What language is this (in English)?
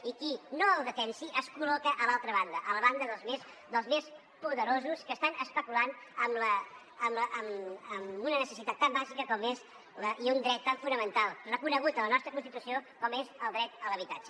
Catalan